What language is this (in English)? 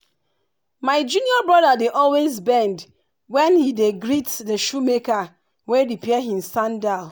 Nigerian Pidgin